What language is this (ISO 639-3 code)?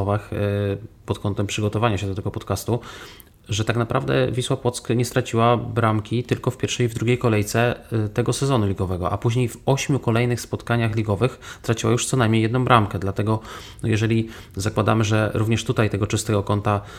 pol